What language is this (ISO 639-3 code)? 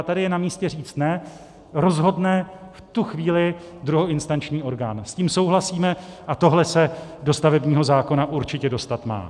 ces